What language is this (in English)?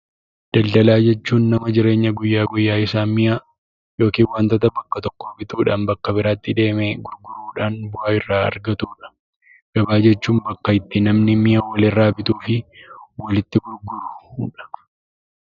Oromo